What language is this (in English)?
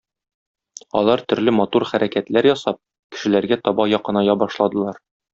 Tatar